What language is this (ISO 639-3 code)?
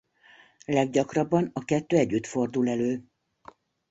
hun